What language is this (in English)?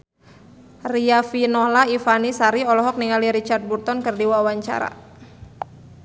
Sundanese